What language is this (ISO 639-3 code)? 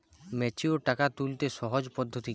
ben